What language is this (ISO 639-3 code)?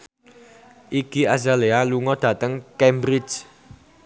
jav